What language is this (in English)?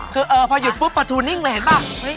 Thai